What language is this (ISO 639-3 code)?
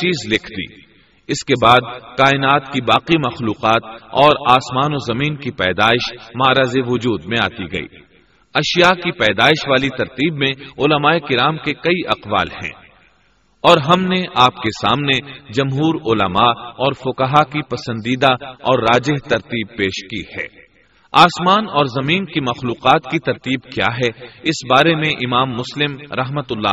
urd